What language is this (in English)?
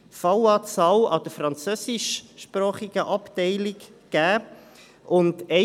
Swiss German